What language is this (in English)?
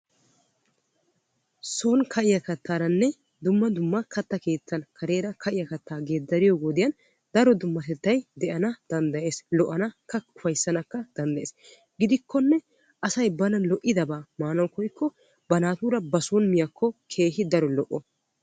Wolaytta